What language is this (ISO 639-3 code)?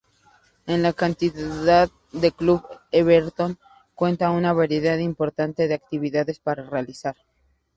spa